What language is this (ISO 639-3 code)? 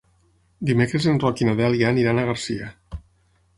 cat